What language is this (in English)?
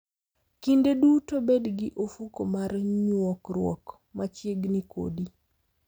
Luo (Kenya and Tanzania)